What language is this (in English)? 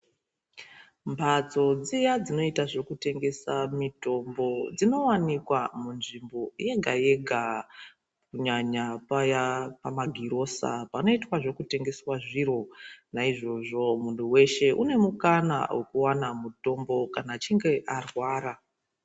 Ndau